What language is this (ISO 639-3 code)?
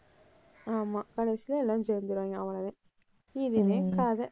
tam